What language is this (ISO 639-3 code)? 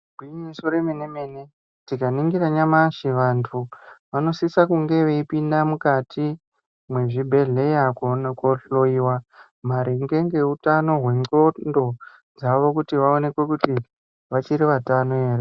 ndc